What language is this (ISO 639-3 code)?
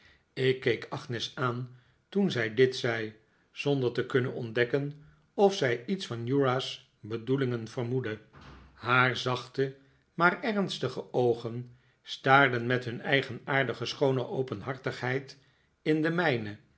nld